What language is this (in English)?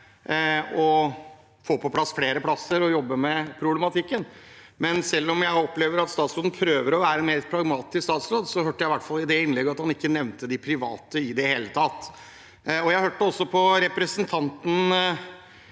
Norwegian